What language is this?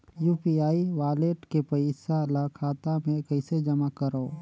Chhattisgarhi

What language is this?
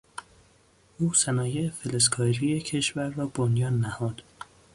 Persian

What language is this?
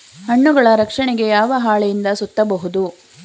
Kannada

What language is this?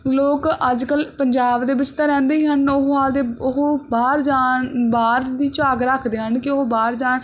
Punjabi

